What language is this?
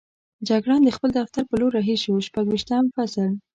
Pashto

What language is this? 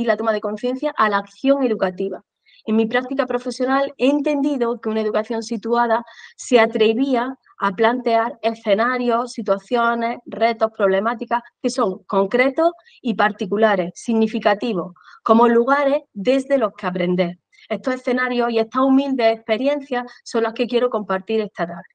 Spanish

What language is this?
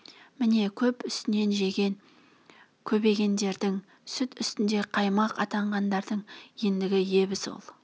Kazakh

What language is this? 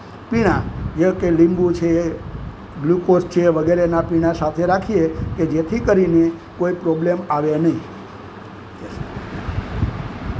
Gujarati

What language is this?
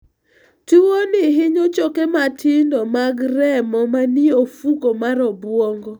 Luo (Kenya and Tanzania)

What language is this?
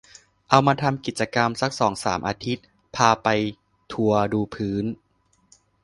Thai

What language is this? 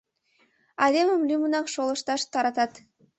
Mari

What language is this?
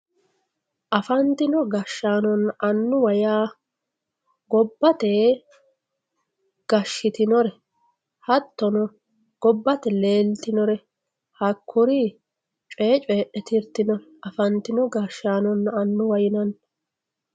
Sidamo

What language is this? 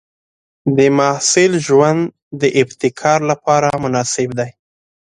Pashto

